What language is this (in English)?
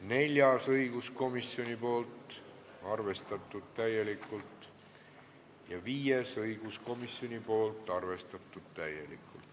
Estonian